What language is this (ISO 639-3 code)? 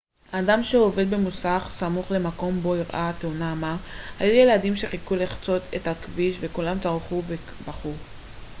heb